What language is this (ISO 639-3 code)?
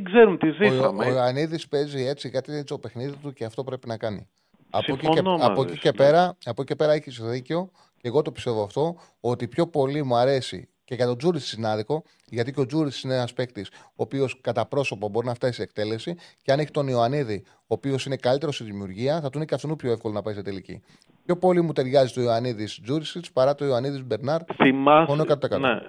ell